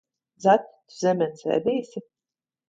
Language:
Latvian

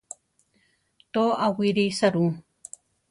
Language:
Central Tarahumara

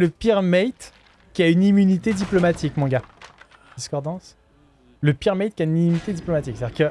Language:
French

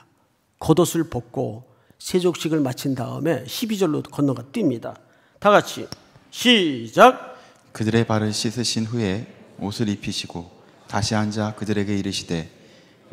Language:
Korean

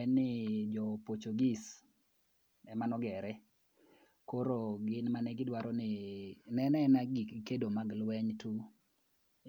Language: Luo (Kenya and Tanzania)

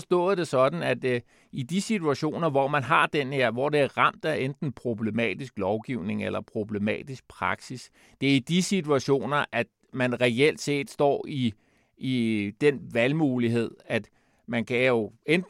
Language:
Danish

